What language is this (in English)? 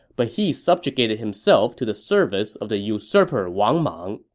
English